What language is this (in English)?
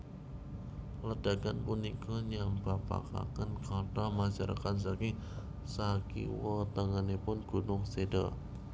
Javanese